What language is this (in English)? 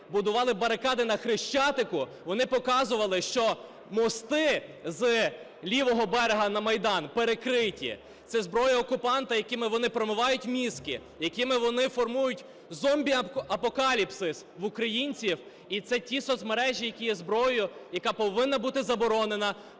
Ukrainian